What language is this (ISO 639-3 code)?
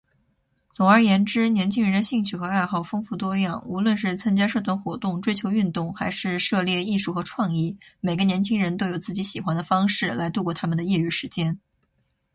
zho